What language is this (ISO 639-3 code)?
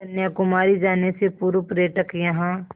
hin